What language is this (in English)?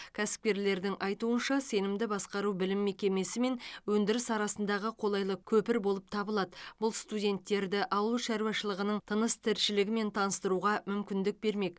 Kazakh